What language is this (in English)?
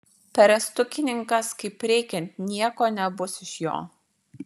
Lithuanian